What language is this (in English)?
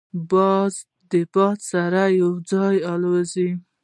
Pashto